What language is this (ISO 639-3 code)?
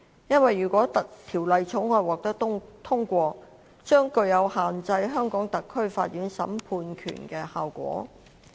yue